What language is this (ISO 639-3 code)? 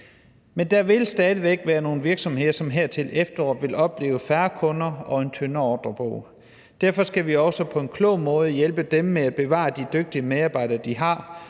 dan